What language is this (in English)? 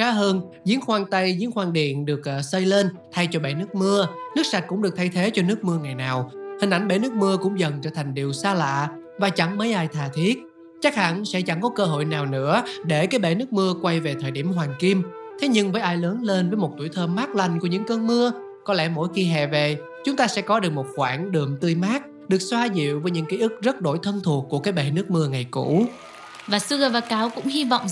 Vietnamese